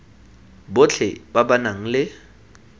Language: Tswana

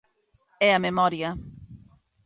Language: Galician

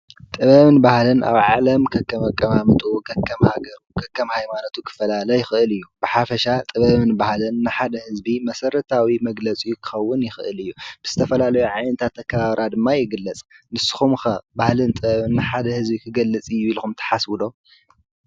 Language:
Tigrinya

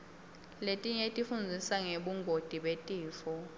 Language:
Swati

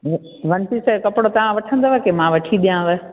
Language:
Sindhi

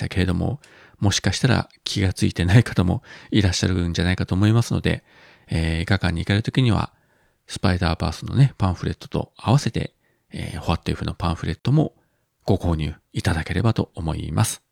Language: Japanese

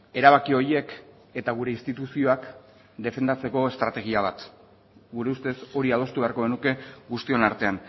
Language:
Basque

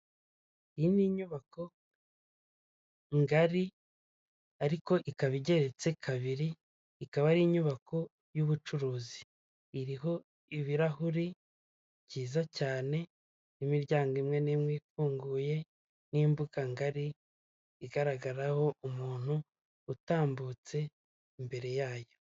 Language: Kinyarwanda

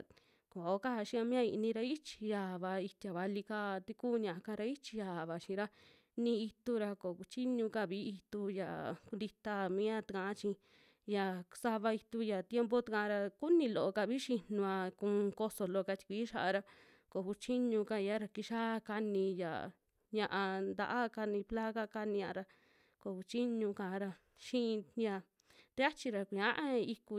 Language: Western Juxtlahuaca Mixtec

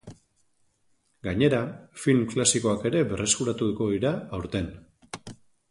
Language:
Basque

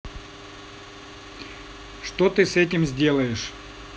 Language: Russian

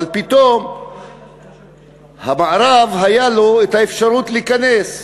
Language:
Hebrew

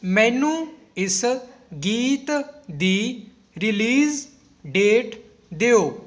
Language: Punjabi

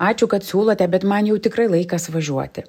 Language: Lithuanian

